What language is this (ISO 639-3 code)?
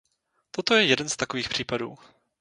ces